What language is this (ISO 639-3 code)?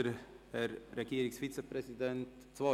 gsw